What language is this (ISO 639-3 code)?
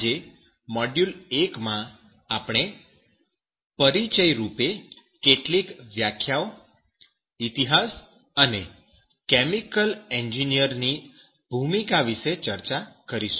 guj